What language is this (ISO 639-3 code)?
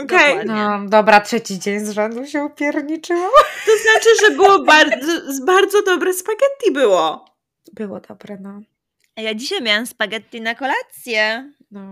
pol